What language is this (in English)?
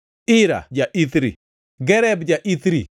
Luo (Kenya and Tanzania)